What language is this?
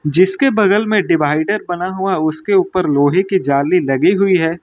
Hindi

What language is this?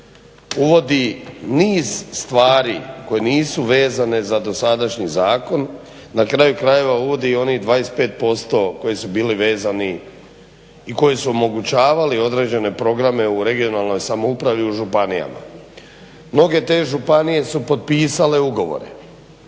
Croatian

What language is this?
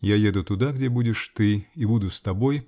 Russian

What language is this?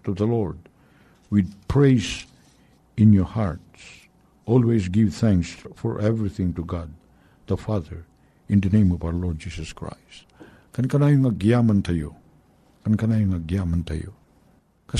Filipino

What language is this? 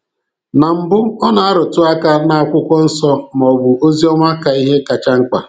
Igbo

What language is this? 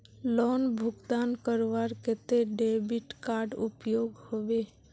Magahi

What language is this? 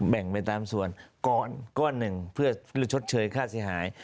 Thai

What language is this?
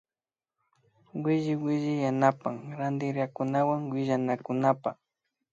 Imbabura Highland Quichua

